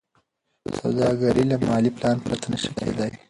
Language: Pashto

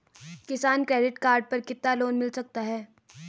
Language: Hindi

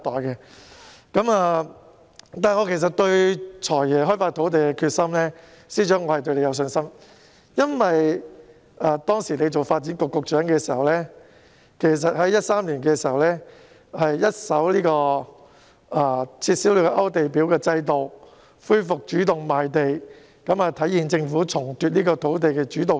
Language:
Cantonese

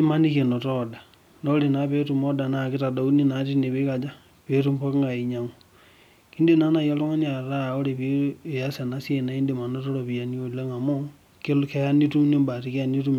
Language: Masai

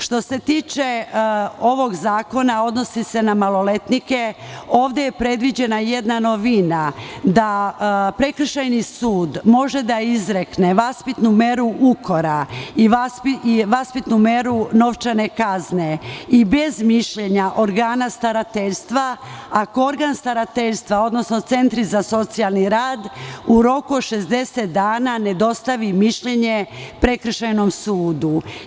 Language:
Serbian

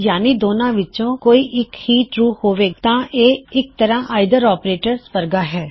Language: Punjabi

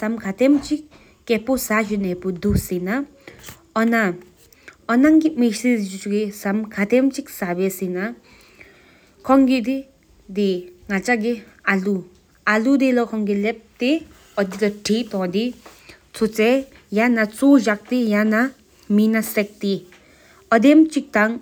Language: Sikkimese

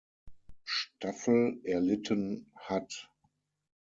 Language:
German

